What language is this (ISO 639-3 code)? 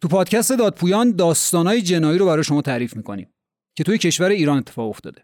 fas